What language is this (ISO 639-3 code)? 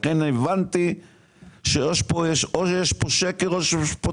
heb